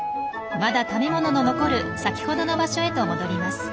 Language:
Japanese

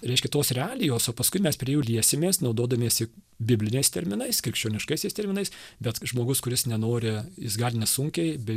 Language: Lithuanian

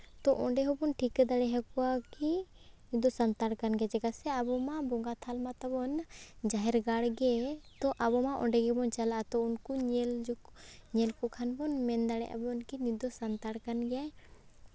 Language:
Santali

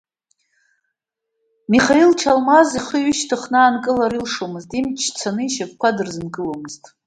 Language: Abkhazian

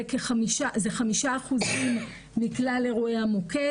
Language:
Hebrew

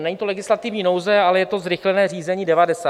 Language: Czech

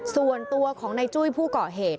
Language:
Thai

